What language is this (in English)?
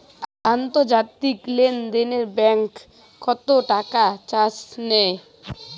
Bangla